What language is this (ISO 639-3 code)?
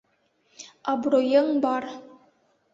bak